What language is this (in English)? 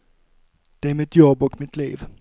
Swedish